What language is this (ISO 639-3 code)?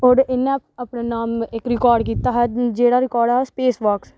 doi